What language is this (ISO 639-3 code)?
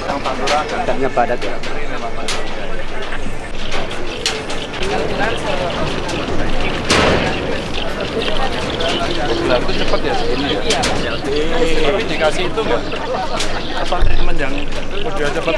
ind